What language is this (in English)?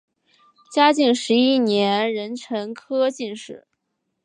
Chinese